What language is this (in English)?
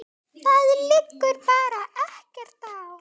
Icelandic